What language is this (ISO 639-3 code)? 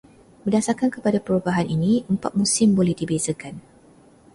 msa